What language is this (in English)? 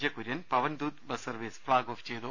Malayalam